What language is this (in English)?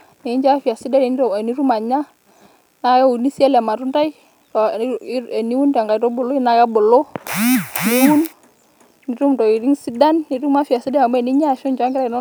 Masai